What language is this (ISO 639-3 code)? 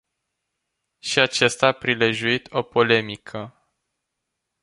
ron